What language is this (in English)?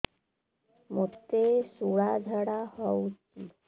Odia